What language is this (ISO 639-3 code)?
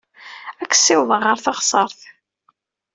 kab